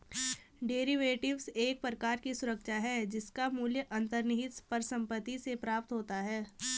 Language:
Hindi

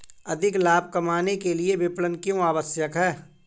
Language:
Hindi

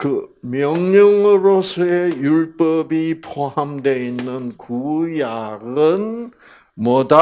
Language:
Korean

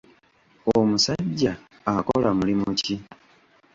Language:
Ganda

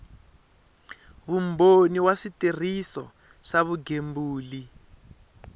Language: Tsonga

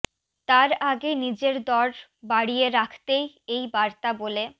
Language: Bangla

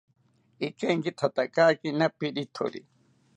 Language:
South Ucayali Ashéninka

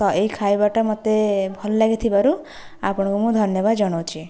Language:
Odia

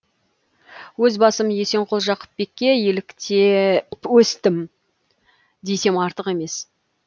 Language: Kazakh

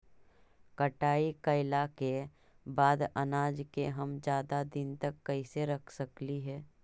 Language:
Magahi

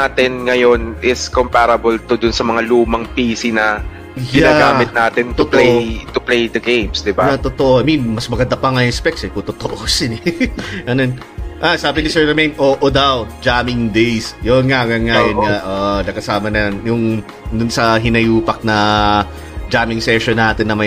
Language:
Filipino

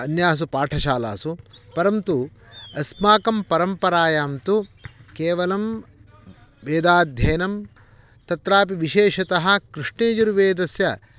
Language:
Sanskrit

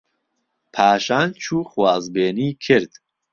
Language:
Central Kurdish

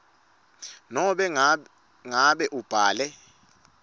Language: Swati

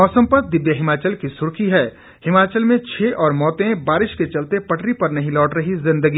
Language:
Hindi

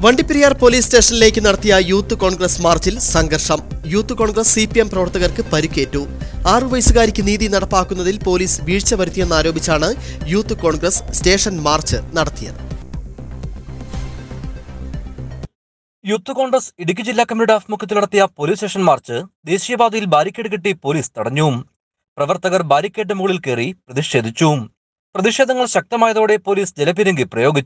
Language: Malayalam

